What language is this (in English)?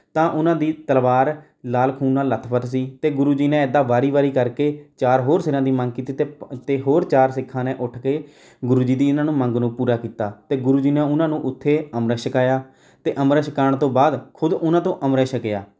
Punjabi